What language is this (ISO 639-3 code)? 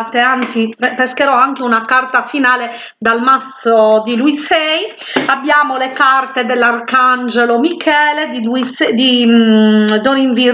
ita